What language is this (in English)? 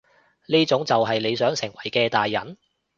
Cantonese